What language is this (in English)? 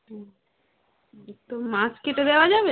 Bangla